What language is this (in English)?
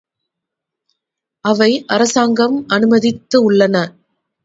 Tamil